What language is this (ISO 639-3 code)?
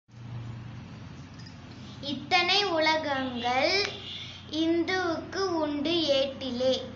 tam